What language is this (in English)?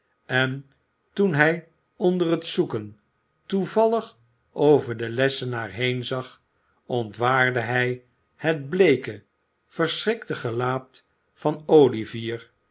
Dutch